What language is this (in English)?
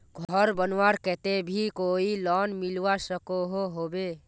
Magahi